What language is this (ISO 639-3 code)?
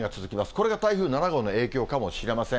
jpn